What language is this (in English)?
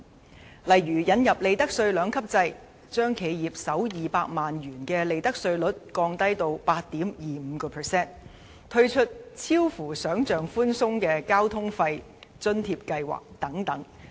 Cantonese